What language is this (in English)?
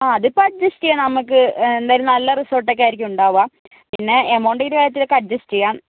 Malayalam